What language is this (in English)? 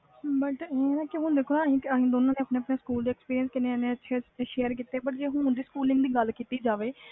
Punjabi